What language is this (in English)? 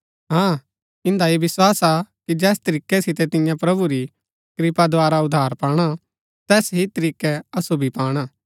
Gaddi